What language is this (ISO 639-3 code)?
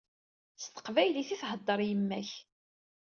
kab